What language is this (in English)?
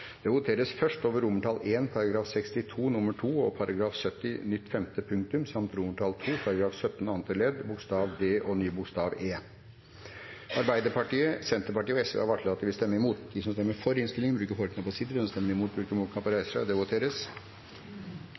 Norwegian Nynorsk